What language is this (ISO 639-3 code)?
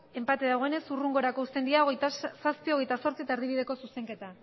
eus